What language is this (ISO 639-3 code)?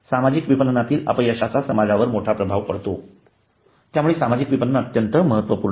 mar